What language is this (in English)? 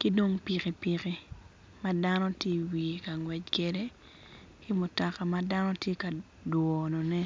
Acoli